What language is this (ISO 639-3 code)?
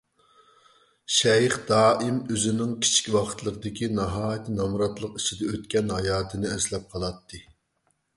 uig